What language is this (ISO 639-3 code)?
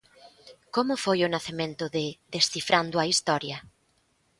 glg